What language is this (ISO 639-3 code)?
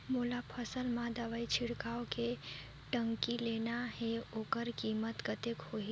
hne